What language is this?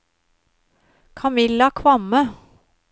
Norwegian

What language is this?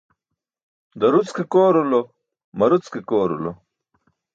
Burushaski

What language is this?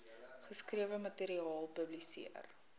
Afrikaans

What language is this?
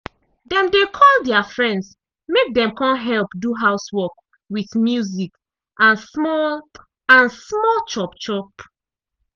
Nigerian Pidgin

